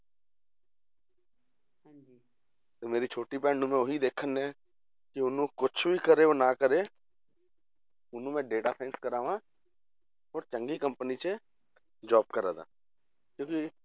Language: Punjabi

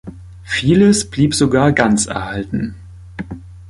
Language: German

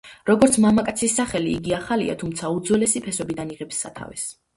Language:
Georgian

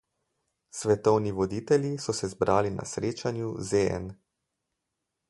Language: Slovenian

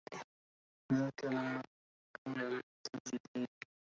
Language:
Arabic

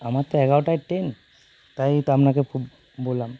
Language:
Bangla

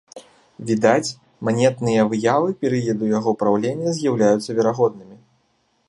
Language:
Belarusian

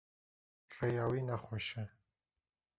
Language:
Kurdish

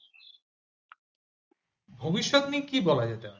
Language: Bangla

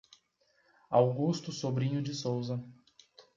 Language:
Portuguese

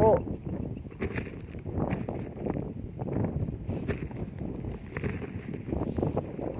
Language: Indonesian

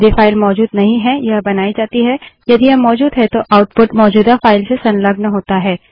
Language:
Hindi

